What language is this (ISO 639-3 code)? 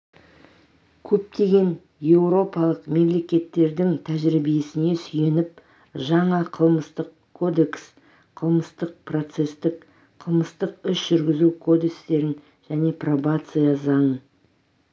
kaz